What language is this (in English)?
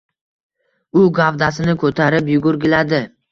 Uzbek